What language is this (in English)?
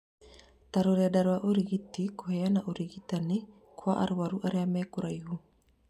Kikuyu